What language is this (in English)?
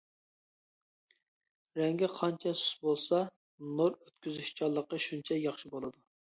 Uyghur